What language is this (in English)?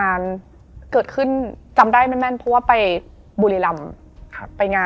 Thai